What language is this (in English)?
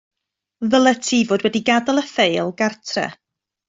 Welsh